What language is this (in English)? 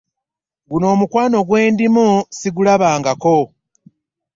Ganda